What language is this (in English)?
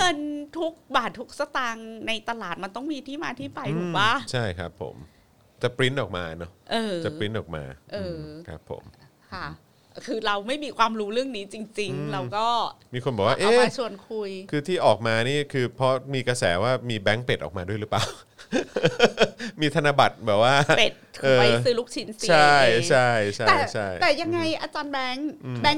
Thai